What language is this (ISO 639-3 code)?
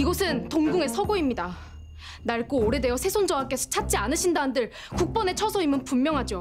kor